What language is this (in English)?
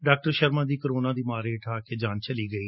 Punjabi